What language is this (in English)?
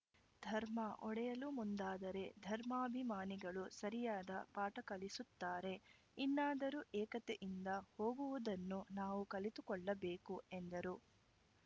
Kannada